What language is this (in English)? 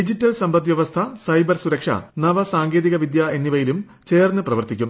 Malayalam